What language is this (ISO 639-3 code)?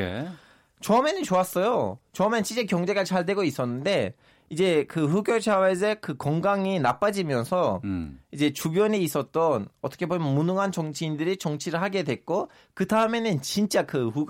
kor